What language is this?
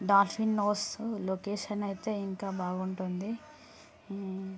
Telugu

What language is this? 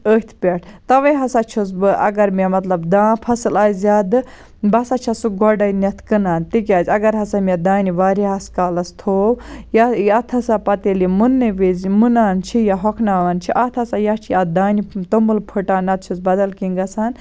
Kashmiri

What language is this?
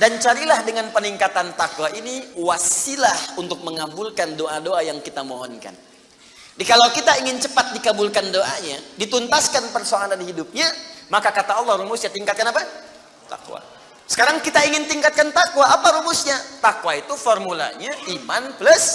Indonesian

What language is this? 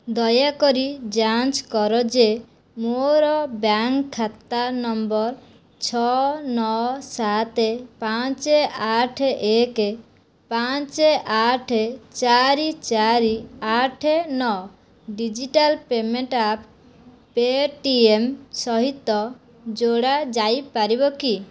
Odia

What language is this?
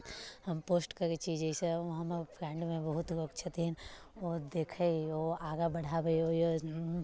Maithili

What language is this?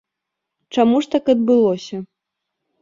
Belarusian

